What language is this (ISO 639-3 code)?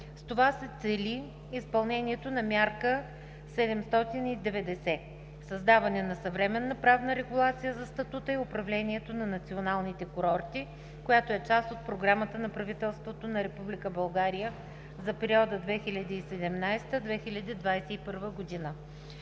bul